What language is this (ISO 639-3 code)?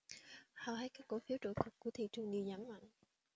vie